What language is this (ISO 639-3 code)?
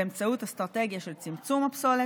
heb